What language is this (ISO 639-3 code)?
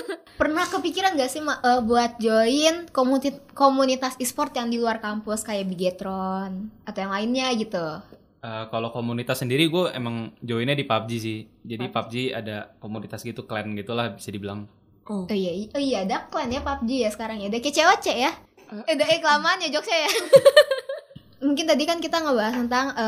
ind